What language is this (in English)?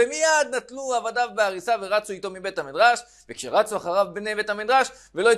Hebrew